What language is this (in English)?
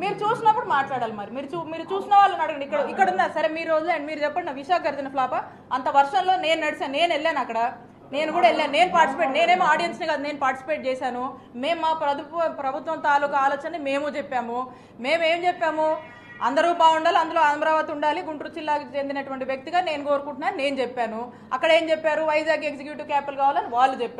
Telugu